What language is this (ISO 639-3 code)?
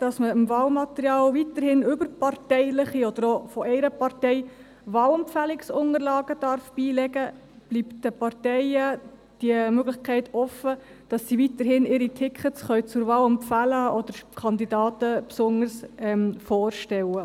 gsw